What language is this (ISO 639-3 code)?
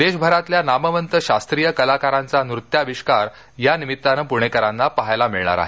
mar